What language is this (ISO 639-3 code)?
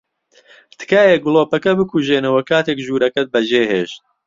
ckb